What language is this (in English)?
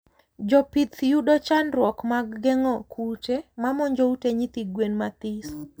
Luo (Kenya and Tanzania)